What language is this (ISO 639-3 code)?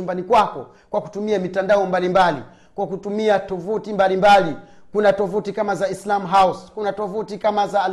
swa